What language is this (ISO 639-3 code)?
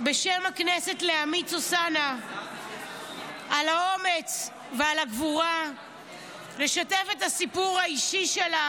heb